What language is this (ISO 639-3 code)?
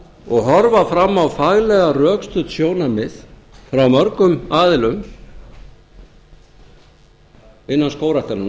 isl